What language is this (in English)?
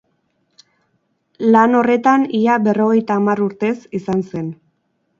Basque